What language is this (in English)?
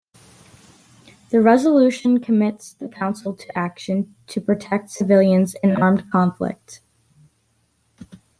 English